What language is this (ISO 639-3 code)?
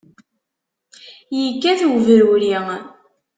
kab